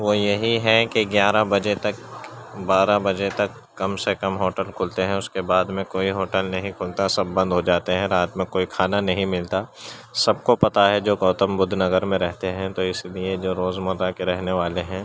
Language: Urdu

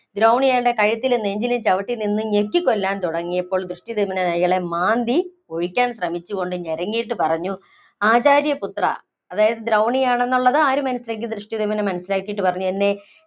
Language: Malayalam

